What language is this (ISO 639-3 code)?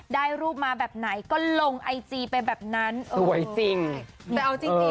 tha